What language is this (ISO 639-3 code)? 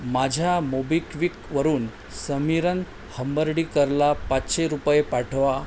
mar